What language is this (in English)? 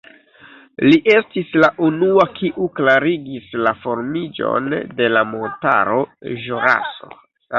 Esperanto